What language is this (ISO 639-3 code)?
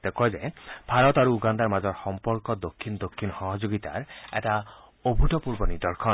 asm